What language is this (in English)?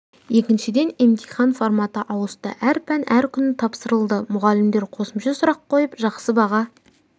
Kazakh